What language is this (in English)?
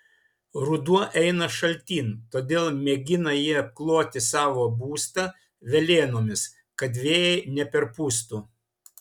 Lithuanian